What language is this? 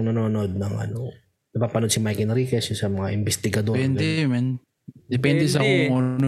Filipino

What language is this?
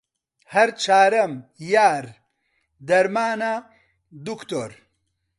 Central Kurdish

